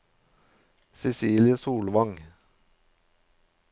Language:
Norwegian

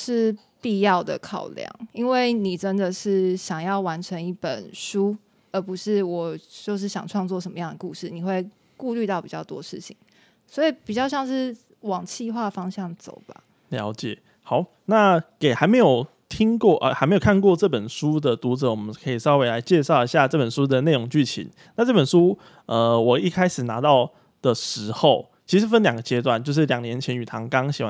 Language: Chinese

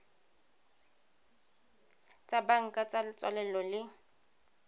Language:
Tswana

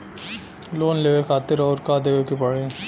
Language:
Bhojpuri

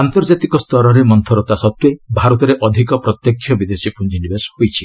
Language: Odia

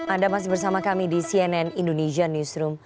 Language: Indonesian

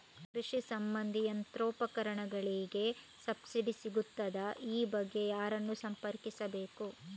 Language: Kannada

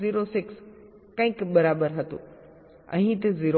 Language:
Gujarati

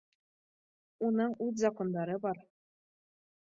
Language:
Bashkir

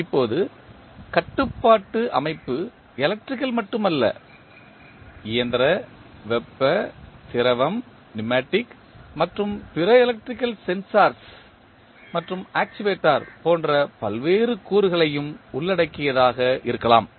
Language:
Tamil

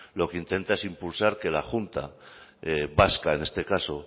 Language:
Spanish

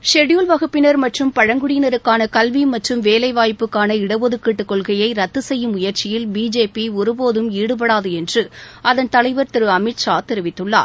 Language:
Tamil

